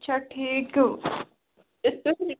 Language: Kashmiri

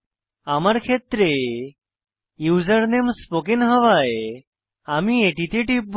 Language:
Bangla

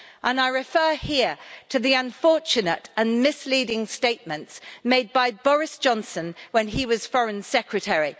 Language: English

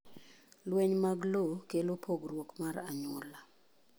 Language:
Luo (Kenya and Tanzania)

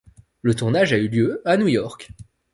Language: French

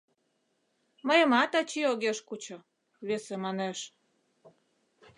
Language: Mari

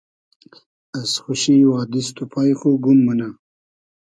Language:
Hazaragi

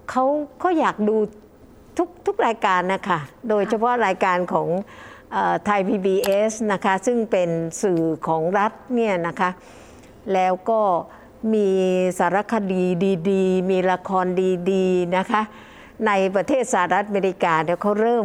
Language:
Thai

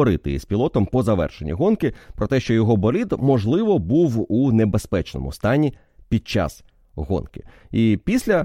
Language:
Ukrainian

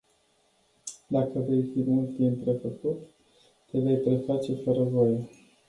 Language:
Romanian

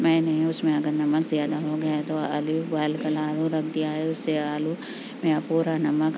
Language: Urdu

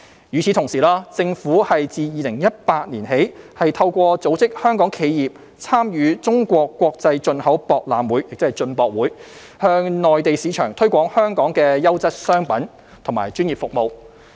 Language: Cantonese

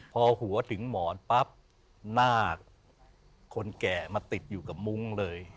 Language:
Thai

